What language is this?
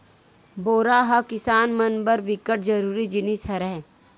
Chhattisgarhi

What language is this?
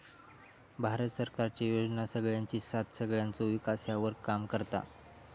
Marathi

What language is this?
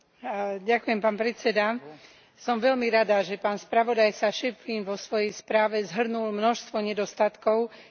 Slovak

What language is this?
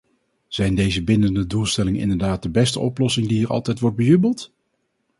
Dutch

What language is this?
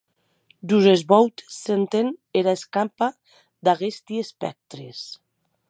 Occitan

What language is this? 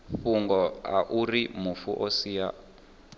Venda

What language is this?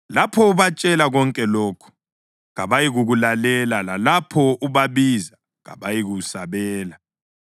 North Ndebele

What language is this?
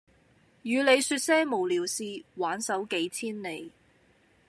Cantonese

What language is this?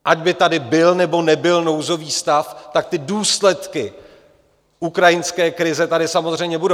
Czech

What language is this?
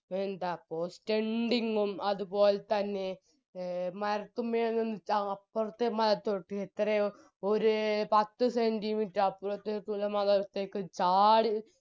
Malayalam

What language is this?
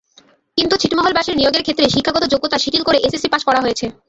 Bangla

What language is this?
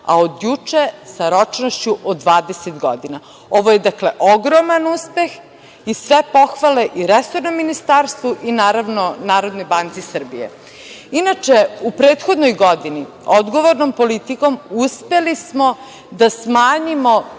Serbian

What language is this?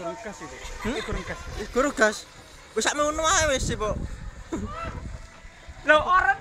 Indonesian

